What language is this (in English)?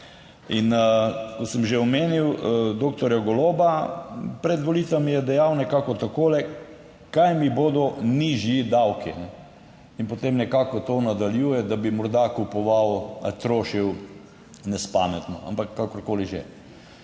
Slovenian